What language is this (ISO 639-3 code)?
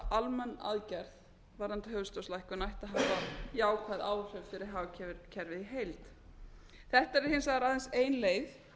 isl